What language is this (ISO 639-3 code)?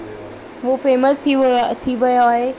snd